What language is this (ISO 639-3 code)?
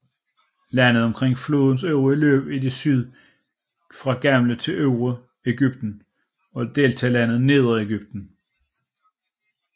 dan